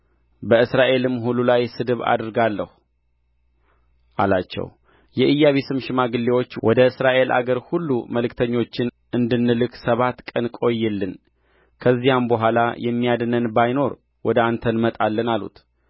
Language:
Amharic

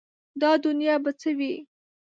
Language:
Pashto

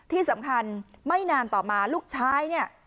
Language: Thai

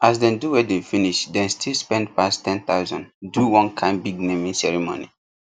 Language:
Nigerian Pidgin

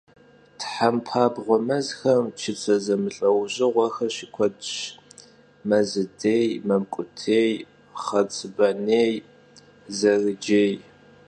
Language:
Kabardian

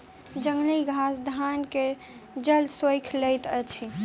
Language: Maithili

